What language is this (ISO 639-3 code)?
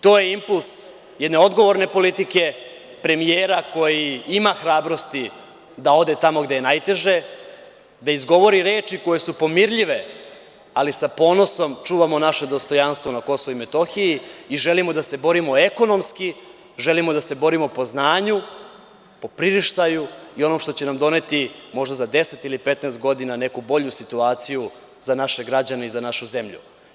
srp